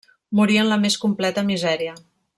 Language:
Catalan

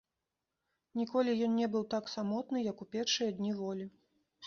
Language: Belarusian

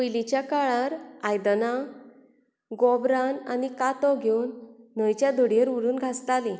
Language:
Konkani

